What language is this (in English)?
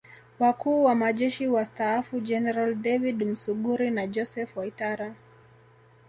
Swahili